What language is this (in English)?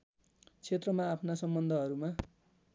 Nepali